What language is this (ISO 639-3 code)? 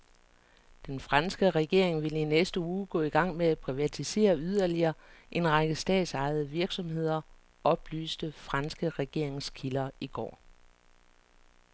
dan